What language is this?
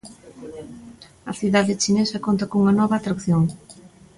Galician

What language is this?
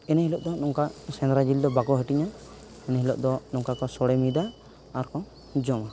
Santali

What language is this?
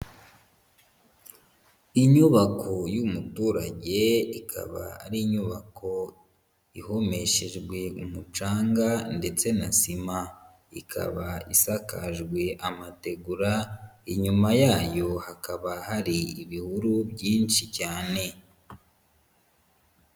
Kinyarwanda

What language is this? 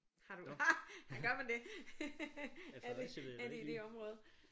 Danish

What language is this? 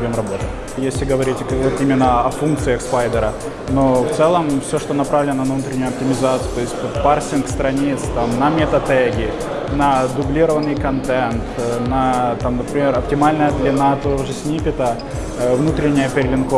Russian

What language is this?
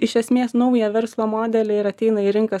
Lithuanian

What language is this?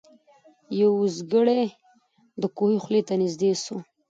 Pashto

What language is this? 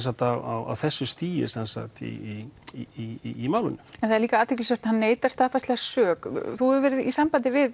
Icelandic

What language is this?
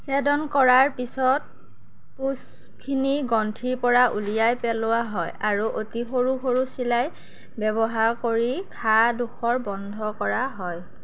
Assamese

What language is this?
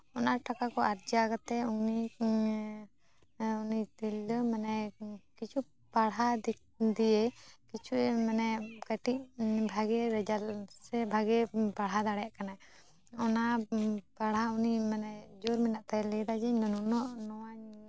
Santali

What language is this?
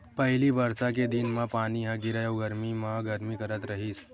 Chhattisgarhi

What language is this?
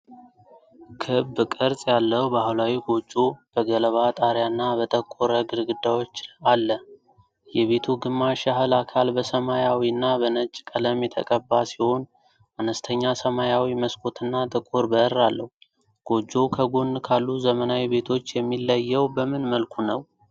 Amharic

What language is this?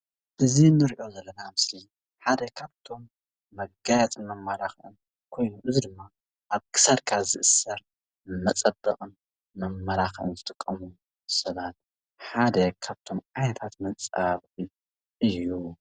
Tigrinya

